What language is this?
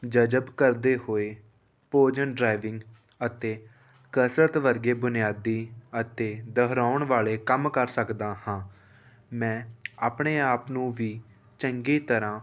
Punjabi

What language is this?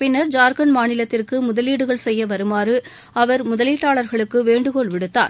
Tamil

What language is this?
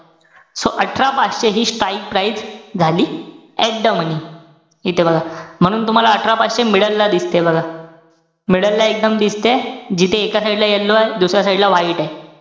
Marathi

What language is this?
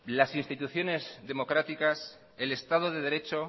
Spanish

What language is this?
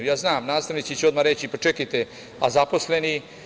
Serbian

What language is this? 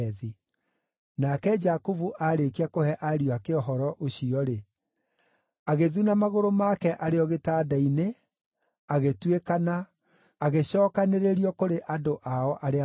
Kikuyu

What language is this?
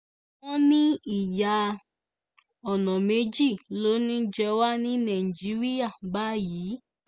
Yoruba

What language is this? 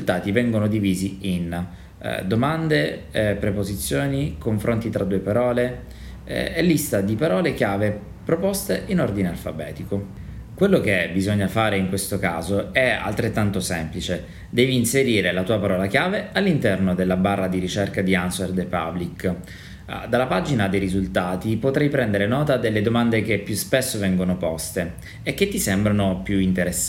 Italian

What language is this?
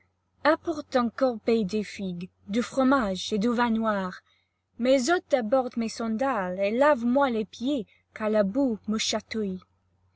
French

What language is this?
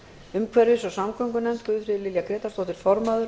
Icelandic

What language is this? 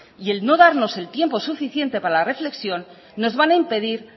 Spanish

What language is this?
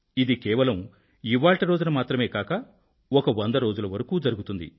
Telugu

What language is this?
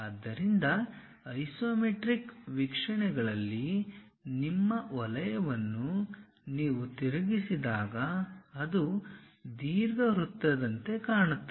Kannada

